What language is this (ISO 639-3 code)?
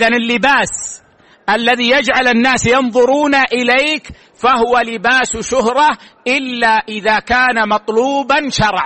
ara